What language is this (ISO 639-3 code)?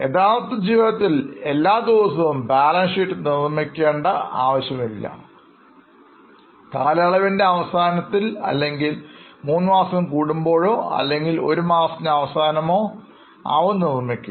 mal